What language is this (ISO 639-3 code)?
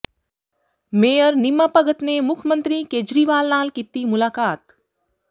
pan